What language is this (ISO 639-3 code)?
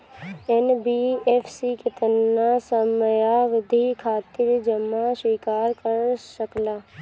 bho